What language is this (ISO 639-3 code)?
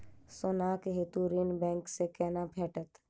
mai